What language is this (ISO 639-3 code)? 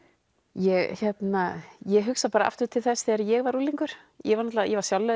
isl